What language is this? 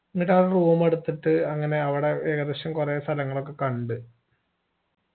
Malayalam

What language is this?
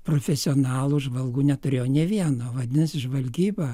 Lithuanian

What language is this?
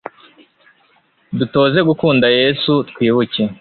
Kinyarwanda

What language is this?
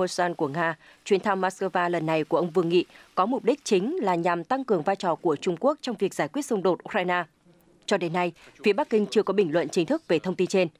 Vietnamese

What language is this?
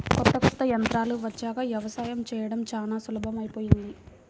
Telugu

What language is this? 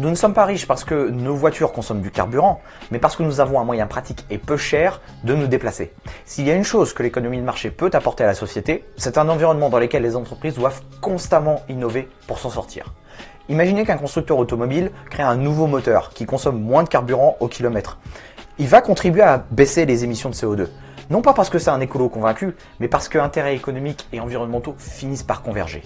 French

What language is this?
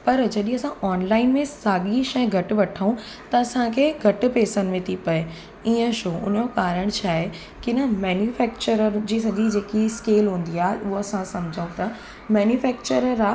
Sindhi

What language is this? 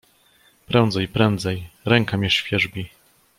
Polish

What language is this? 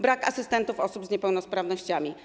Polish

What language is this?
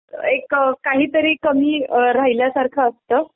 Marathi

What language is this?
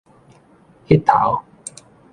Min Nan Chinese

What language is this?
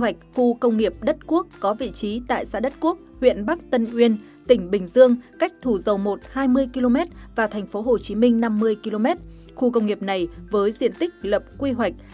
Vietnamese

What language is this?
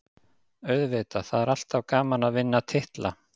Icelandic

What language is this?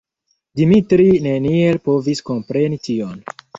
Esperanto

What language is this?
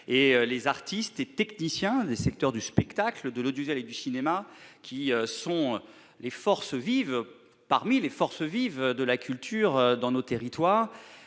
French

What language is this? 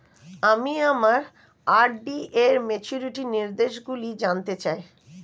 Bangla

